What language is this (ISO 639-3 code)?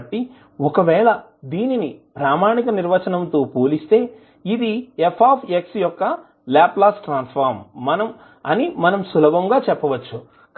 tel